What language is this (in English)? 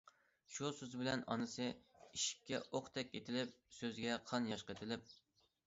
Uyghur